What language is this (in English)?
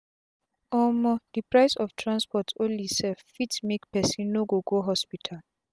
Nigerian Pidgin